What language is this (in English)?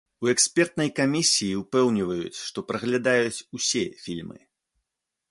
Belarusian